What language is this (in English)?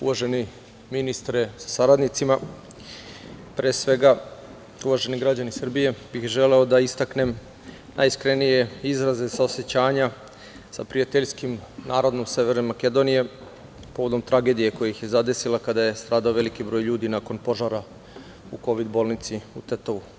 Serbian